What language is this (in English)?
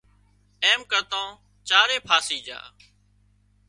Wadiyara Koli